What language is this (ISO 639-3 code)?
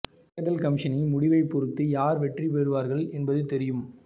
tam